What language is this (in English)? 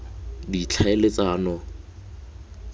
Tswana